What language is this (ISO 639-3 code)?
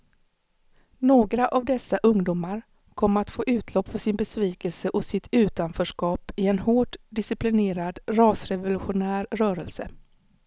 swe